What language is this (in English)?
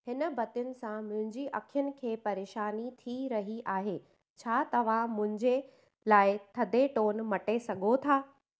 Sindhi